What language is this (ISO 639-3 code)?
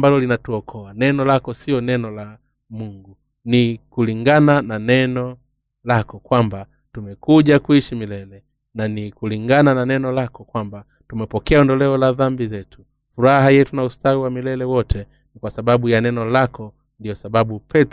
swa